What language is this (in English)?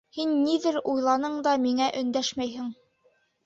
Bashkir